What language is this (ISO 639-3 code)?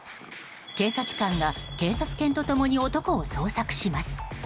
jpn